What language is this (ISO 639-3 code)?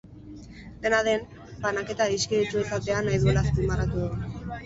eus